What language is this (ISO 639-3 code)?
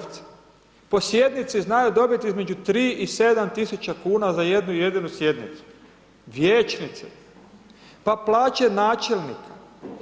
hrv